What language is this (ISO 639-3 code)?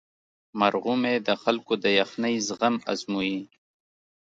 pus